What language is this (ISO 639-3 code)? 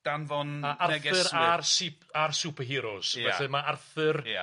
cym